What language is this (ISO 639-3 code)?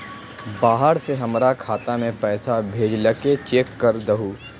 mag